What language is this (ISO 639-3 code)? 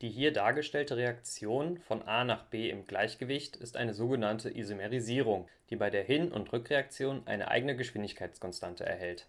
deu